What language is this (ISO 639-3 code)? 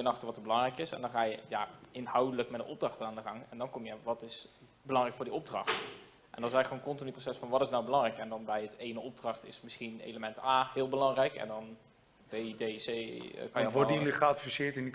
nld